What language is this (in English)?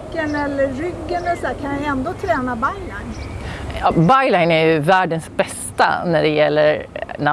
Swedish